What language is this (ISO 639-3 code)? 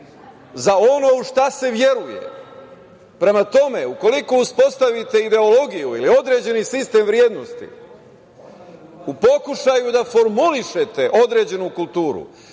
srp